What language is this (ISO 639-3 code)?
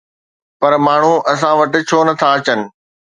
snd